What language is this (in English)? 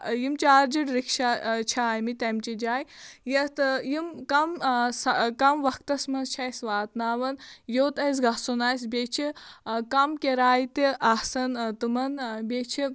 Kashmiri